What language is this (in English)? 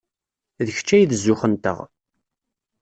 Kabyle